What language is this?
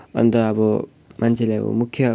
Nepali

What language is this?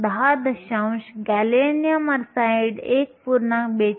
Marathi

